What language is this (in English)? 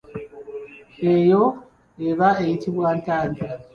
Ganda